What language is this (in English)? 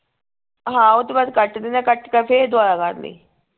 Punjabi